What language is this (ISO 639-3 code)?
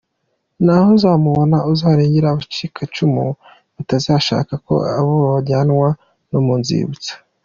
kin